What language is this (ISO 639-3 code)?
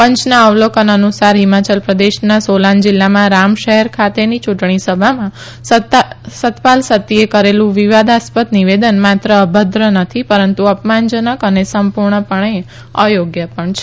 guj